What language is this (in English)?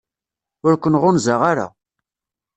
Kabyle